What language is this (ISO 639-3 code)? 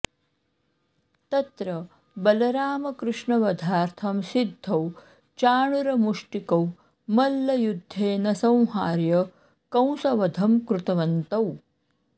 san